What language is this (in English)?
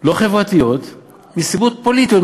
Hebrew